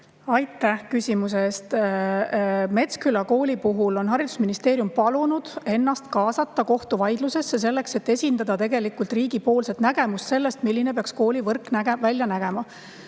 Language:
Estonian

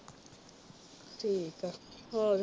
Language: Punjabi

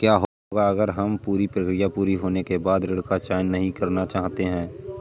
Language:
Hindi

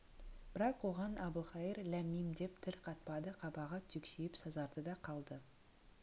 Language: Kazakh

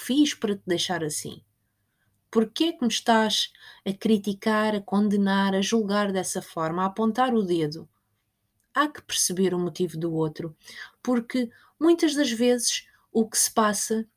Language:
Portuguese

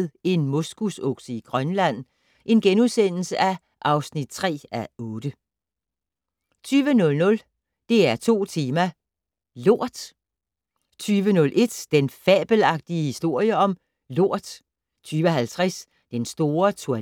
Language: Danish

